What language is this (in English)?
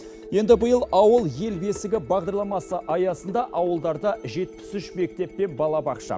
Kazakh